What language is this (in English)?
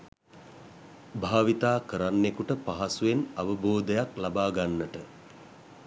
Sinhala